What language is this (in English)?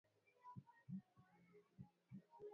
Swahili